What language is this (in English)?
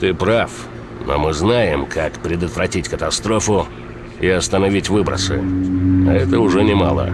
Russian